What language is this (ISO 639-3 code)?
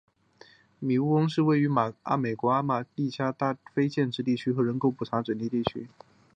zho